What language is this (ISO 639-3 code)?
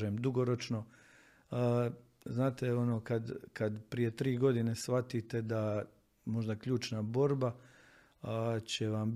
hrv